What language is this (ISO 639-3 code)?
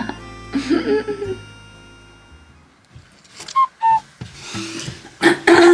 jpn